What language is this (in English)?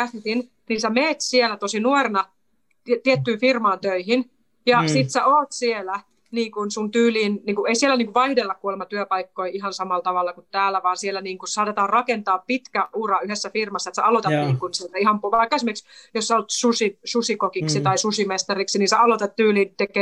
Finnish